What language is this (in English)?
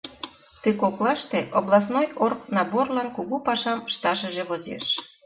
Mari